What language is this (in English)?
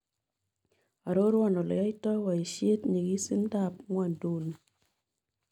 Kalenjin